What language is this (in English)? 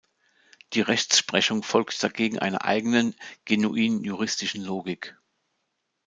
German